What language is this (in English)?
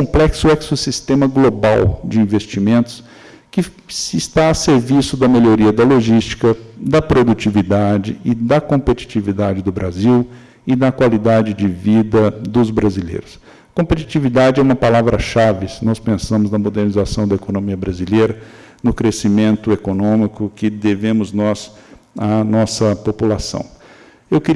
Portuguese